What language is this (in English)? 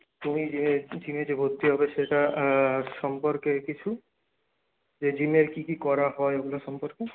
Bangla